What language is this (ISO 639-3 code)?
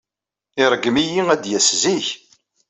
kab